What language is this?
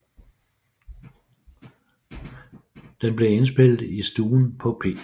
Danish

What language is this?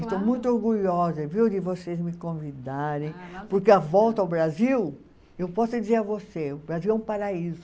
Portuguese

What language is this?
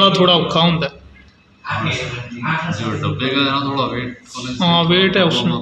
Hindi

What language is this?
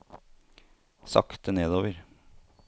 Norwegian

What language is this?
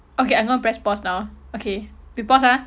English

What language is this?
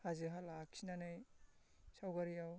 Bodo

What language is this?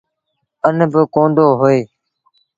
Sindhi Bhil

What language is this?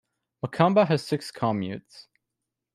English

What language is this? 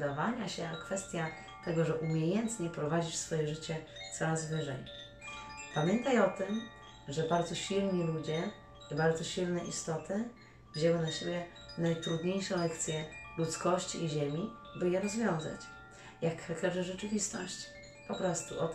Polish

